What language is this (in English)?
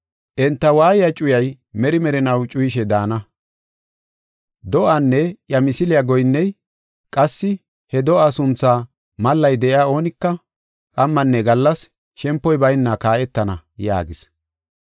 Gofa